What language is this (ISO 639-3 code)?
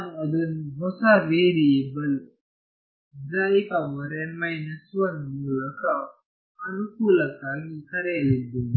kan